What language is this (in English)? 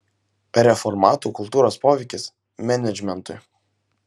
Lithuanian